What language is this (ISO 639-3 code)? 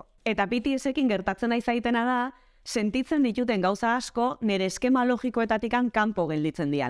eus